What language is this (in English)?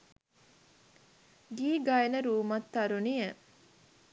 Sinhala